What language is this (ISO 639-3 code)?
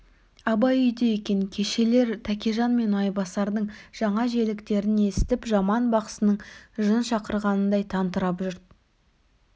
kaz